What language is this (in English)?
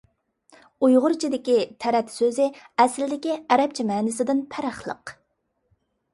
Uyghur